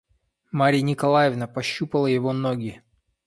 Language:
Russian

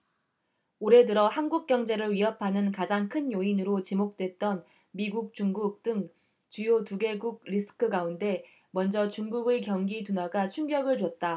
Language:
Korean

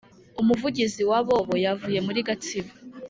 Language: Kinyarwanda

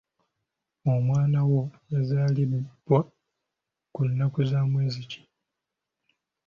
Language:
Ganda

